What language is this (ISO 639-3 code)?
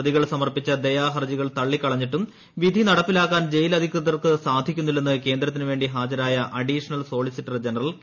mal